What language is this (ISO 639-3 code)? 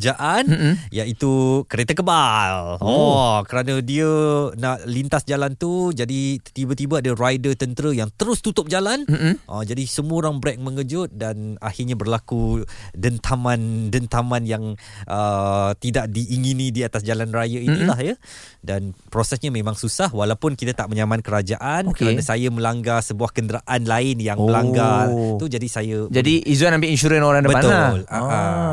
msa